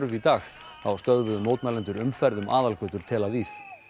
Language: Icelandic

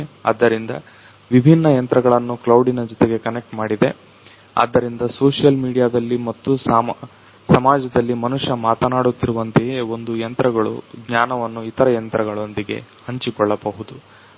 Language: Kannada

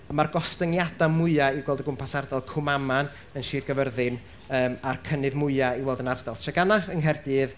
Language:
Welsh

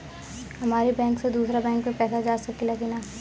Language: Bhojpuri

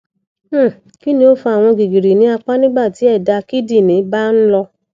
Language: Yoruba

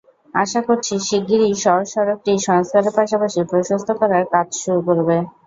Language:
Bangla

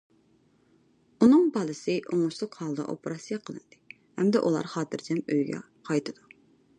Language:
Uyghur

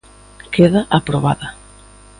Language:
Galician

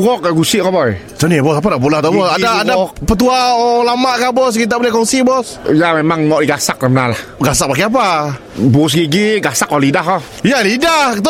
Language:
Malay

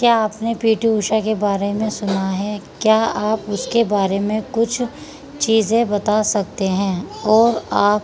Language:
Urdu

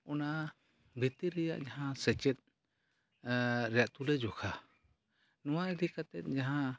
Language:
Santali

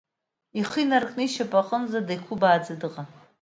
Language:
Abkhazian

